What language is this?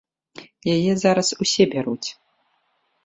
Belarusian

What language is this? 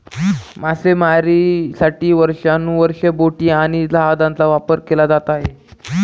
Marathi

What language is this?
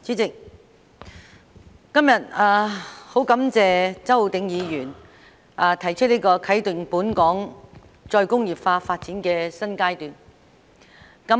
Cantonese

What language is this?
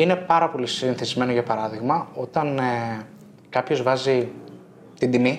Greek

